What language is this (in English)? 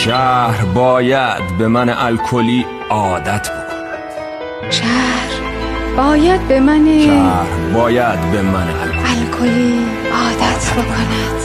Persian